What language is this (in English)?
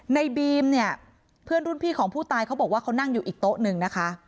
Thai